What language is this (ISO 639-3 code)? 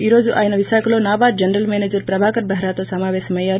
tel